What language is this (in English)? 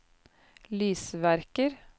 Norwegian